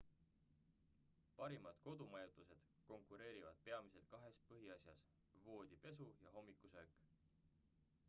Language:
Estonian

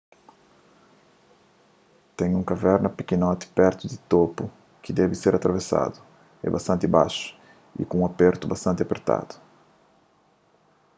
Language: Kabuverdianu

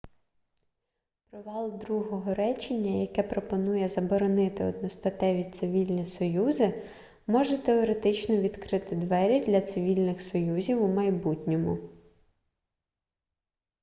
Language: Ukrainian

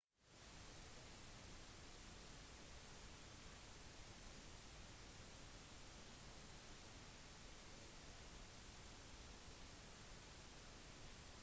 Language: Norwegian Bokmål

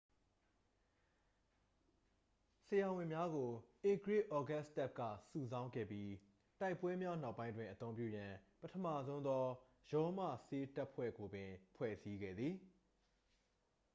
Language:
Burmese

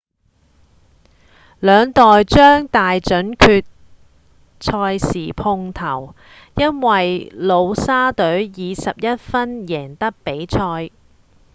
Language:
Cantonese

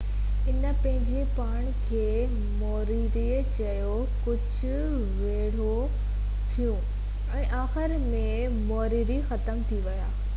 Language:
Sindhi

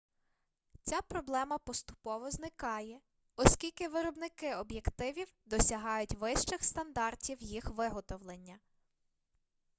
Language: Ukrainian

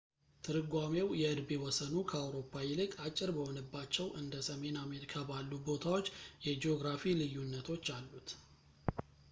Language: Amharic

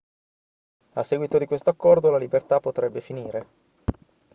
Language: Italian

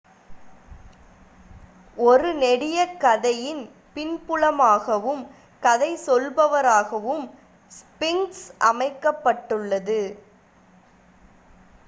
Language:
Tamil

